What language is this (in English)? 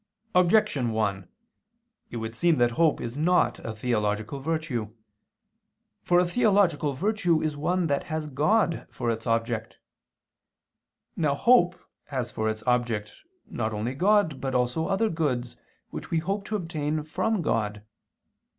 English